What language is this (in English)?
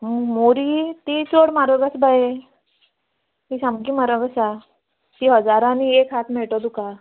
Konkani